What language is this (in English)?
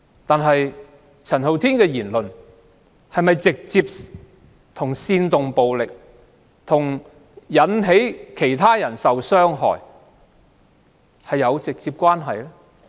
Cantonese